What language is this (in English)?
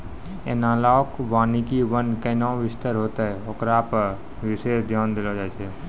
Maithili